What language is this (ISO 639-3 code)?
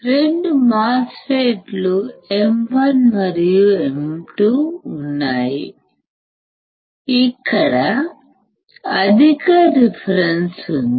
tel